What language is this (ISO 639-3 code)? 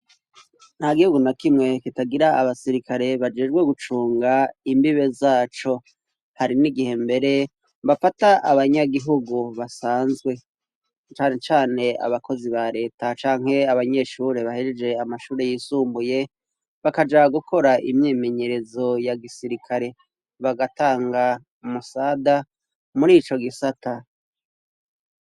run